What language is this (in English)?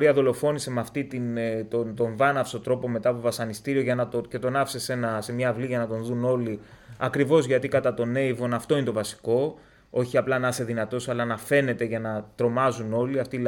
Greek